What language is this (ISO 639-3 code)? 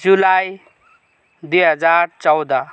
nep